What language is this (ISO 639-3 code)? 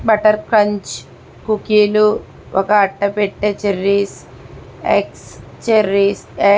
tel